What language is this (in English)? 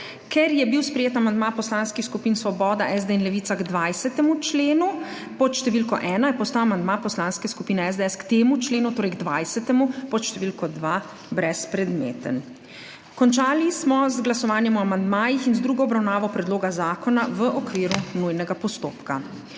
Slovenian